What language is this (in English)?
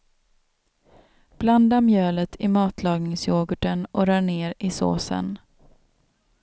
Swedish